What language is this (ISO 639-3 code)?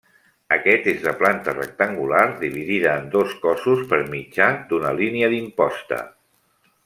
cat